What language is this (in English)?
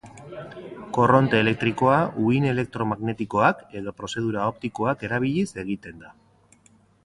Basque